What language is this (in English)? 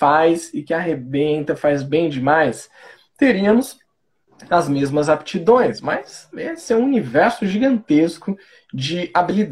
Portuguese